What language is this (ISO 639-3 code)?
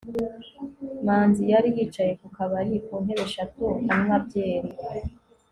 kin